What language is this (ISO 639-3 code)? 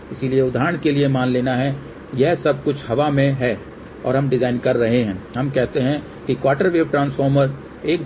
hin